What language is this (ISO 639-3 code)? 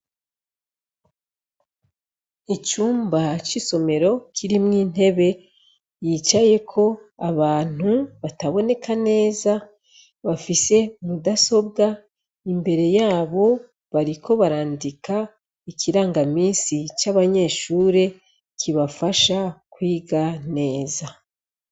run